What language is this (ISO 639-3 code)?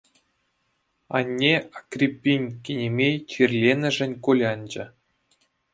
chv